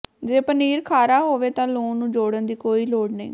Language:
Punjabi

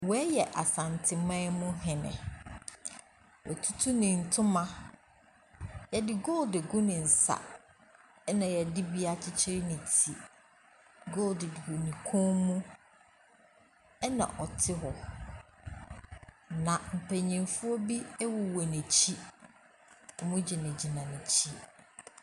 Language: Akan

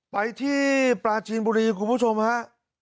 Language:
Thai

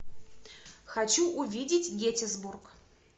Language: Russian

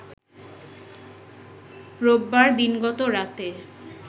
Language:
Bangla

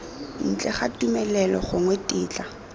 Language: Tswana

